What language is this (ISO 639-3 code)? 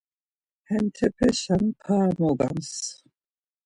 lzz